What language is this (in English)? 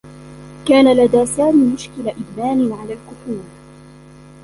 Arabic